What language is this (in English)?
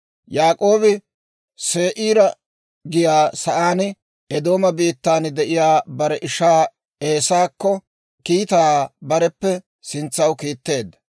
Dawro